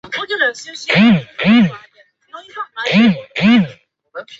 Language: Chinese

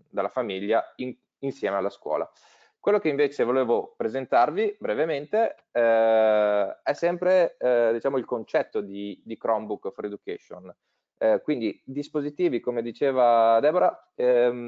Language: Italian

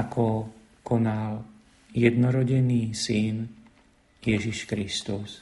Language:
Slovak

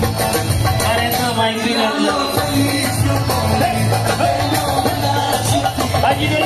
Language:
Romanian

